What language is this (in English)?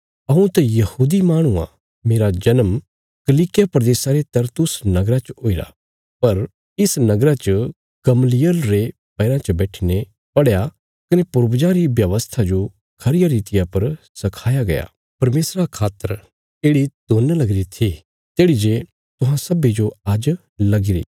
Bilaspuri